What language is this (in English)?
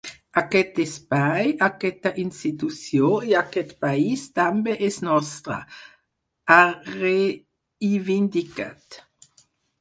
Catalan